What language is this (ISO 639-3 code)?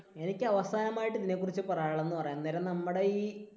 mal